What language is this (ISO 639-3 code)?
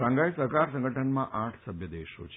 guj